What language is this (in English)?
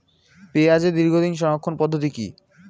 Bangla